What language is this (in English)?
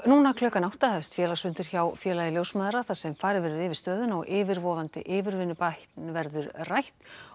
Icelandic